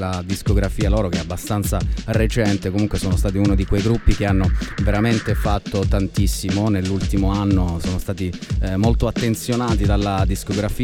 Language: Italian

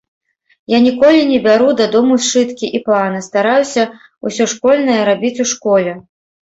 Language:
Belarusian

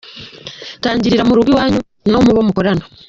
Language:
Kinyarwanda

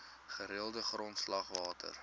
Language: Afrikaans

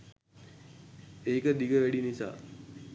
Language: Sinhala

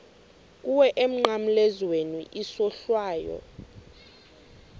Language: Xhosa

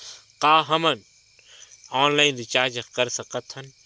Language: Chhattisgarhi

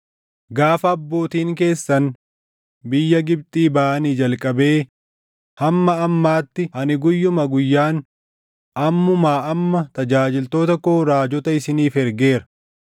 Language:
Oromo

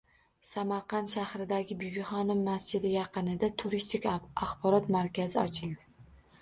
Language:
Uzbek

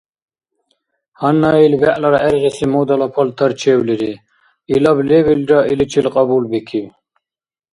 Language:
Dargwa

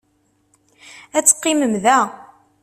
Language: Kabyle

